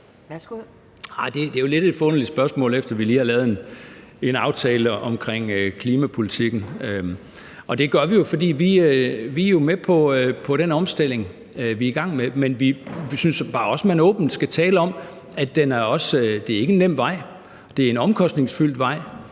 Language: Danish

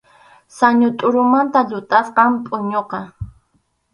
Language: Arequipa-La Unión Quechua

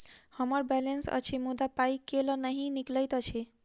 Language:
Maithili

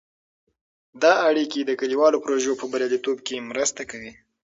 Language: Pashto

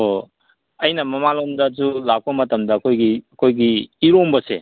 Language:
Manipuri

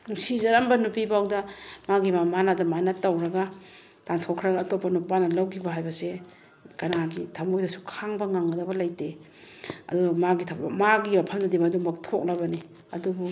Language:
Manipuri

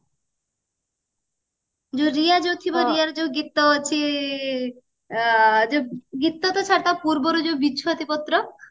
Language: Odia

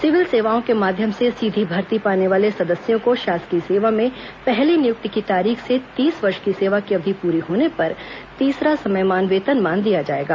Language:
Hindi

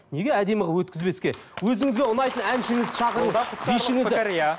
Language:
Kazakh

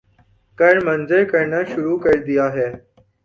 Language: Urdu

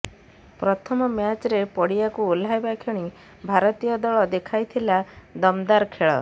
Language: Odia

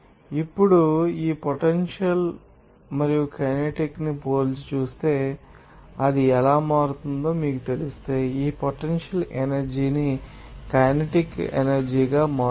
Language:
Telugu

